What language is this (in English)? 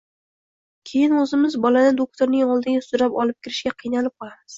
Uzbek